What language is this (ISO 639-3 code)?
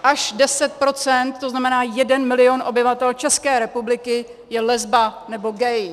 ces